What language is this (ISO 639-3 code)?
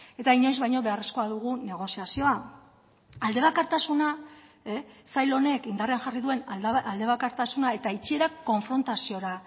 eus